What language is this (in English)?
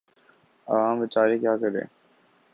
Urdu